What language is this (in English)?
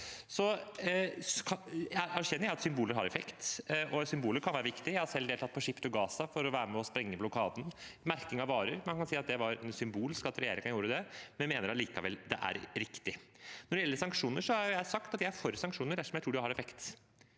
Norwegian